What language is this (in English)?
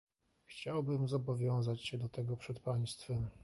Polish